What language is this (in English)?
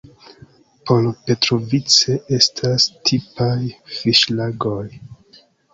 Esperanto